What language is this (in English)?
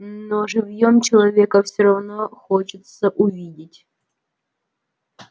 Russian